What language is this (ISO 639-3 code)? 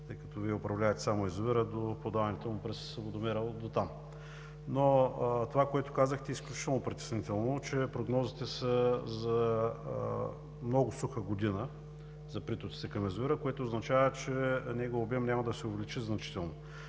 bul